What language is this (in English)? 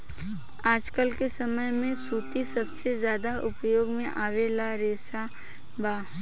Bhojpuri